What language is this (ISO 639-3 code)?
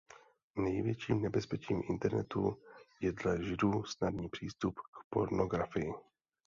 ces